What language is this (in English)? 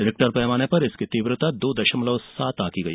Hindi